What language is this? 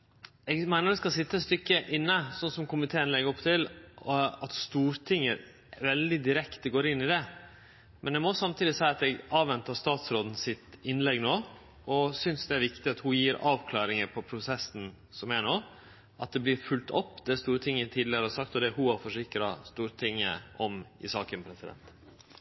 Norwegian Nynorsk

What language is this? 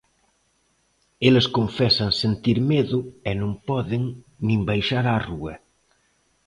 Galician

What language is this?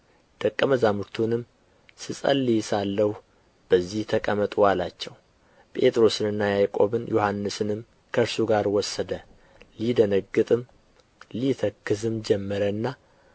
Amharic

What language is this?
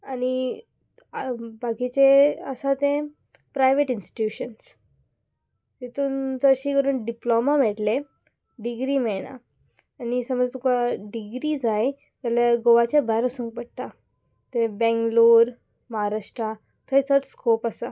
Konkani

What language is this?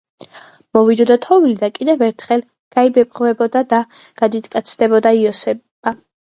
Georgian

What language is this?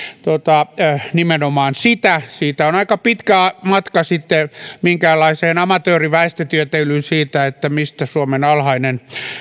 Finnish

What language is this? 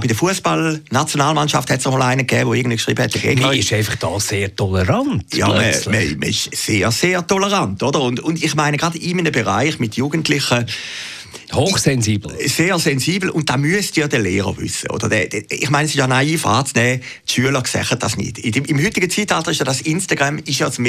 German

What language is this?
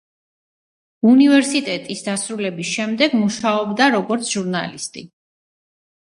Georgian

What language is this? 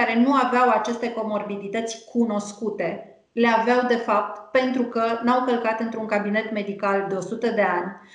Romanian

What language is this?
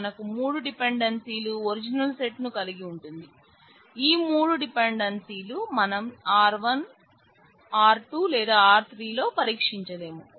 Telugu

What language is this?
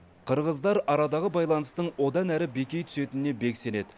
Kazakh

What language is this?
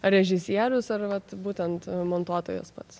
Lithuanian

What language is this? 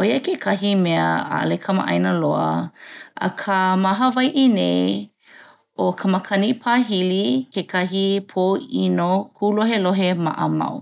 Hawaiian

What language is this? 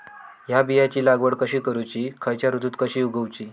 Marathi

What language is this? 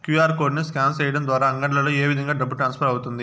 Telugu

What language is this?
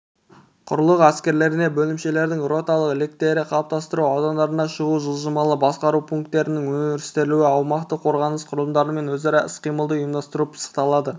Kazakh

